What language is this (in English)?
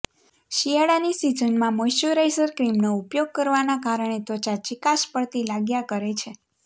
Gujarati